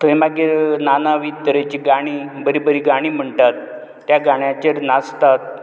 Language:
Konkani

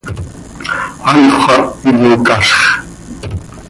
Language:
Seri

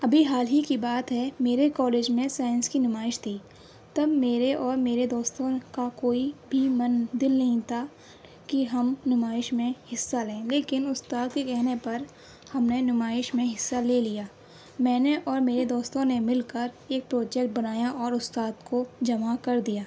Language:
Urdu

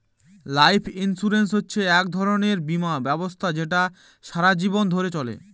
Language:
Bangla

